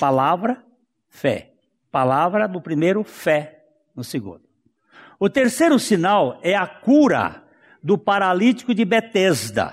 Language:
Portuguese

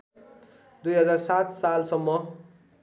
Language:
Nepali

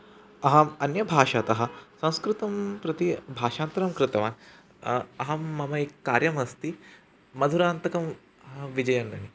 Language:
Sanskrit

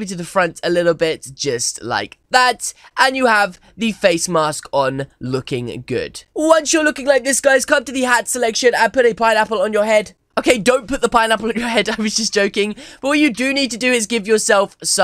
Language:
English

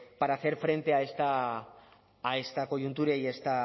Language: Spanish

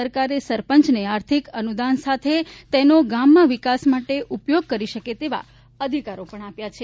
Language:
Gujarati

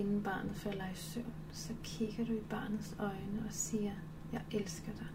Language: Danish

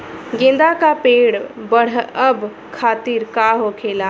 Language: Bhojpuri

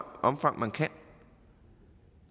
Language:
Danish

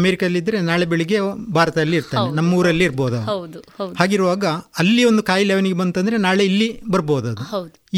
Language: Kannada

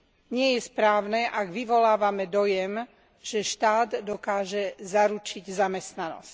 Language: Slovak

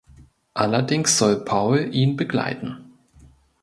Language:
German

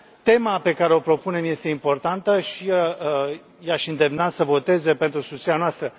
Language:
Romanian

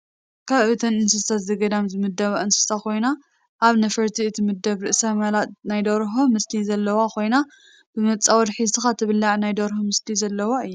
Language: Tigrinya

